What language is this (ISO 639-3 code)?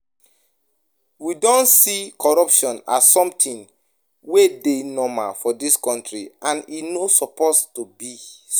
pcm